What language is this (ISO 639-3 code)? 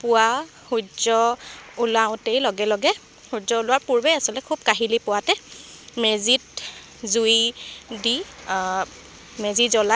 asm